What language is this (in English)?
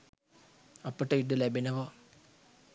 Sinhala